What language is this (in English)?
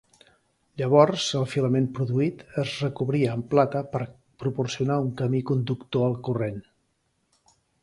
Catalan